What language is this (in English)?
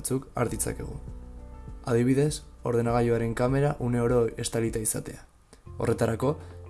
Basque